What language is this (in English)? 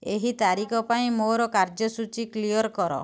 Odia